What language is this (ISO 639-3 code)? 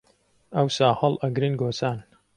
ckb